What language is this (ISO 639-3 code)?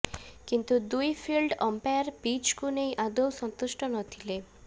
ori